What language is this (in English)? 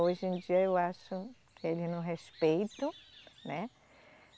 Portuguese